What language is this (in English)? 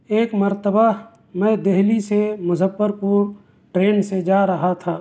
Urdu